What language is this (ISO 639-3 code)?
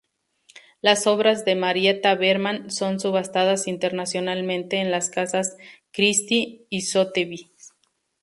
spa